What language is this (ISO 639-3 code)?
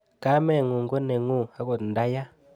kln